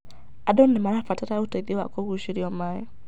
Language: Kikuyu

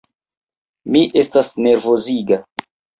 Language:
Esperanto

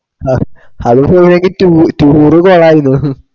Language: Malayalam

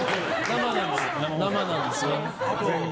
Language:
Japanese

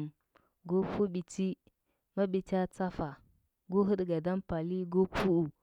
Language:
Huba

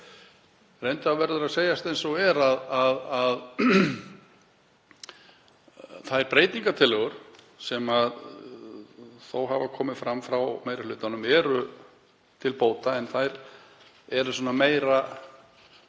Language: Icelandic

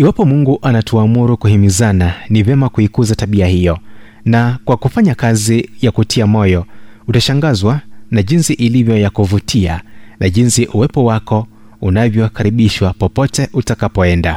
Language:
Swahili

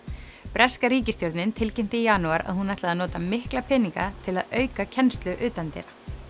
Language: Icelandic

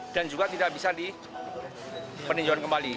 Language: Indonesian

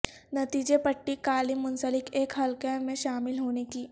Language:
Urdu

